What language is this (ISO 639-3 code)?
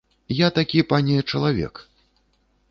bel